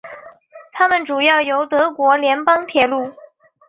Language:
Chinese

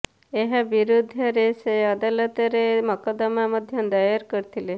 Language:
Odia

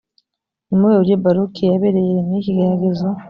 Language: Kinyarwanda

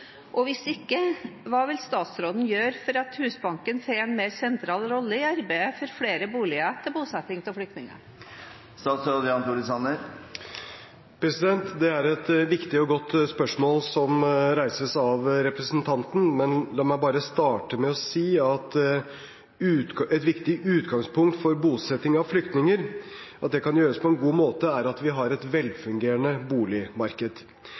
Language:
Norwegian Bokmål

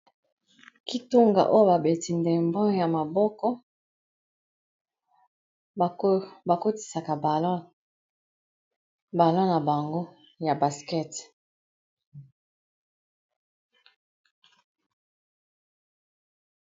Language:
Lingala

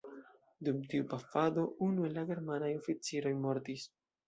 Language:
Esperanto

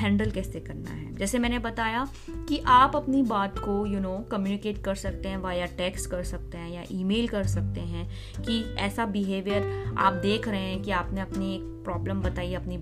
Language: Hindi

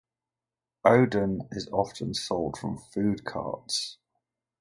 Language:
English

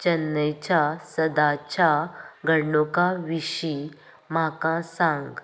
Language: Konkani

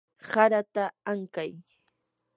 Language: Yanahuanca Pasco Quechua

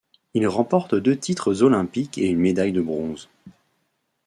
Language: French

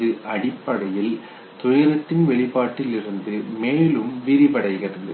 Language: Tamil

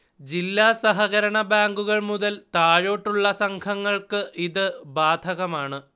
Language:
Malayalam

